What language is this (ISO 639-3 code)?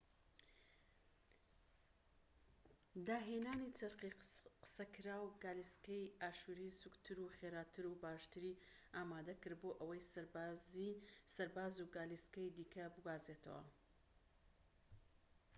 ckb